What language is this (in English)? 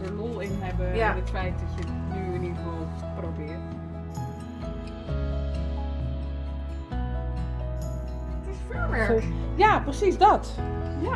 Dutch